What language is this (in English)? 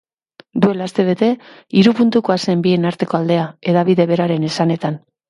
Basque